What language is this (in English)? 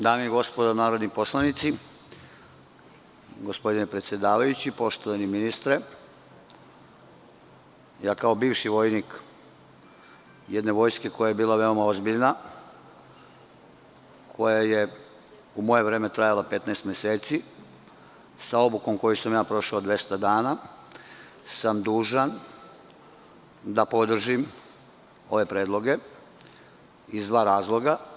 Serbian